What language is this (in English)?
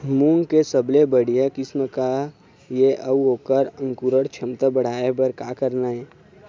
Chhattisgarhi